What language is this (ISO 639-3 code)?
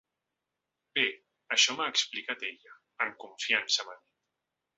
cat